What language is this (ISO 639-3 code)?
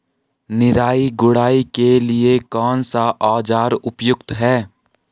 hin